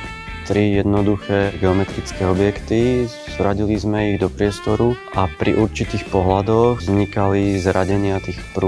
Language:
Slovak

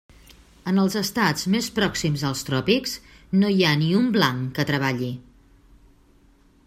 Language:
Catalan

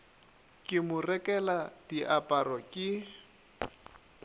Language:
Northern Sotho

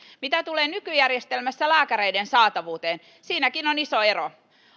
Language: Finnish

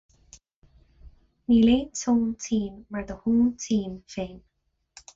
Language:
Irish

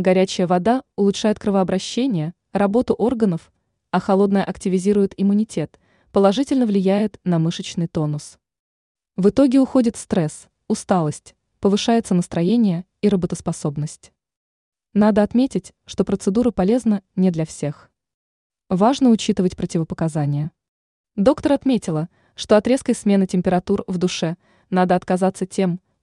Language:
Russian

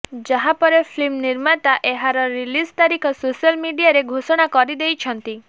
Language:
Odia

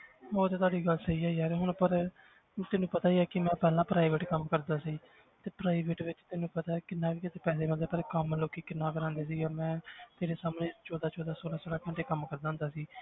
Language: Punjabi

